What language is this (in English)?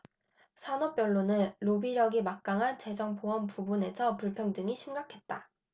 Korean